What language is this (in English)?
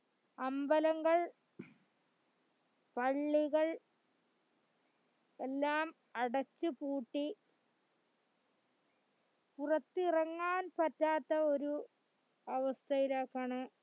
Malayalam